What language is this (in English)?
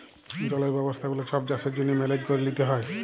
Bangla